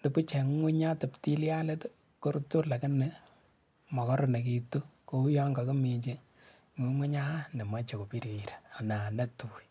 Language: Kalenjin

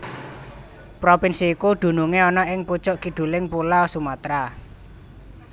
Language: Javanese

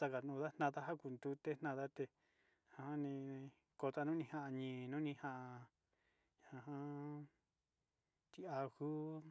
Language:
Sinicahua Mixtec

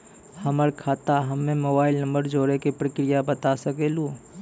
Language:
Maithili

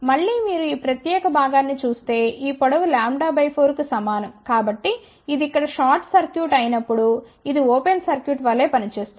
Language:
Telugu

